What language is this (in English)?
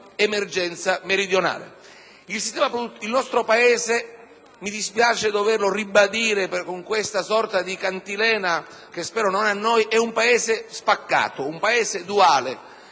Italian